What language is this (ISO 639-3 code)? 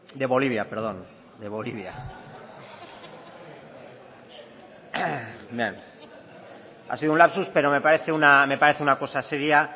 spa